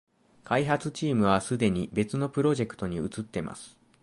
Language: Japanese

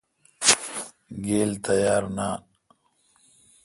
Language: Kalkoti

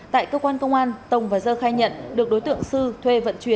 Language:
Vietnamese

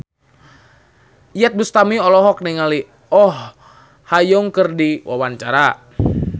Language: Sundanese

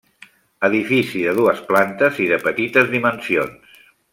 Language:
Catalan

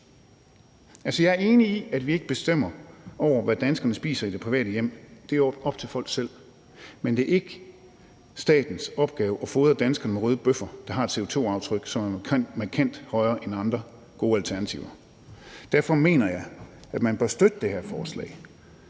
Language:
Danish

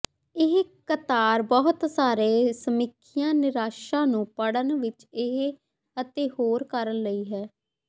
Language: Punjabi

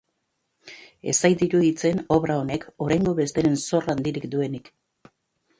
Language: Basque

